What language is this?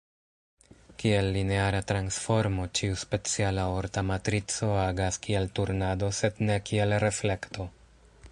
Esperanto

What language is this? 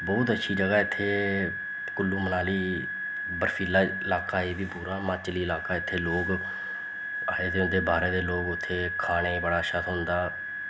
Dogri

